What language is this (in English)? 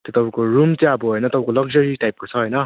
Nepali